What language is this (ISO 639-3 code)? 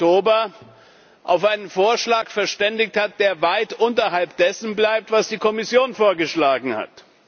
deu